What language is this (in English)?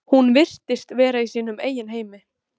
Icelandic